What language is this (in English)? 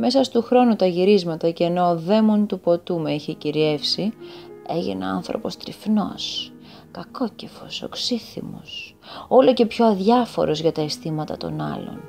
Greek